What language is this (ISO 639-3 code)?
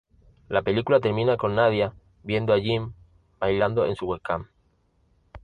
spa